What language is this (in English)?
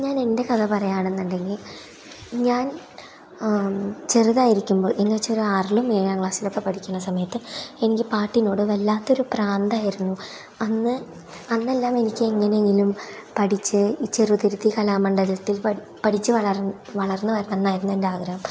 Malayalam